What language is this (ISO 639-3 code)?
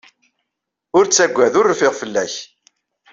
kab